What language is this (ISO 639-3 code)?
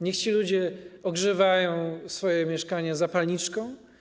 pol